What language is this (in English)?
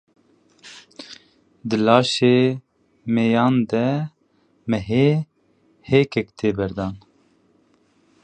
Kurdish